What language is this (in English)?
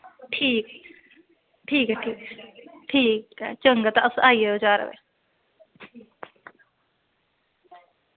Dogri